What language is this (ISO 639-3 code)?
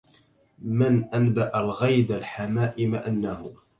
ara